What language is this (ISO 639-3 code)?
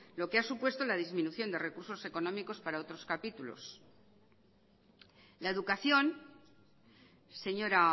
spa